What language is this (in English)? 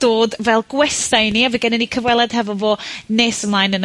Welsh